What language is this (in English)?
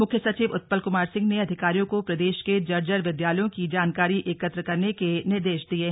Hindi